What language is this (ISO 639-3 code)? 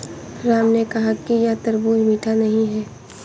hin